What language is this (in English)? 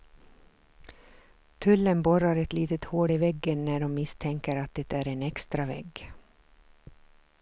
Swedish